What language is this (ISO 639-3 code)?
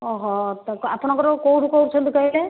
ori